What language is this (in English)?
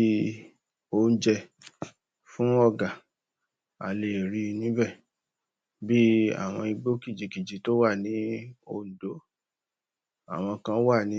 Yoruba